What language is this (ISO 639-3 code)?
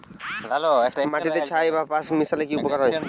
ben